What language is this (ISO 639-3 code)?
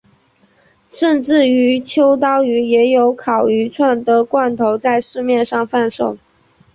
zho